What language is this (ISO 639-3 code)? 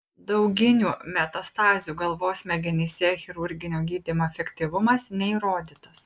lit